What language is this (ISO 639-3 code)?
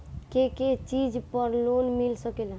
bho